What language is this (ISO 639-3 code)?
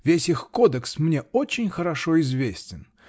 rus